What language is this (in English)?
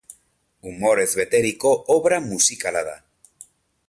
Basque